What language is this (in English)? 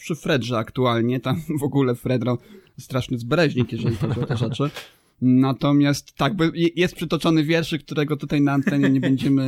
Polish